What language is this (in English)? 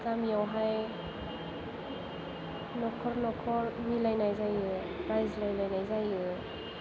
Bodo